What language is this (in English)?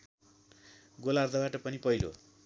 Nepali